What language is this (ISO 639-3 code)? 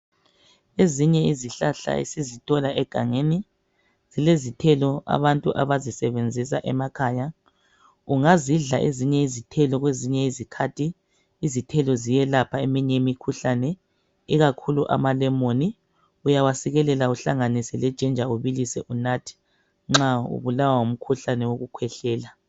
nde